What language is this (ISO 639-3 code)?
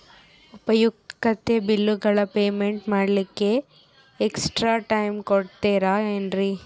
kan